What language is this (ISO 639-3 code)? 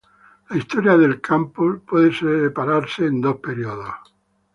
spa